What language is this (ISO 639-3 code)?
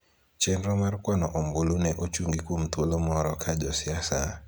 luo